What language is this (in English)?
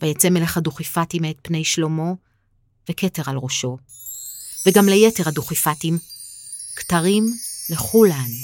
Hebrew